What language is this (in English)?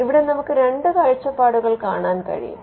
Malayalam